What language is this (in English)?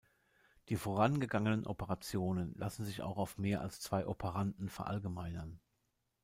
German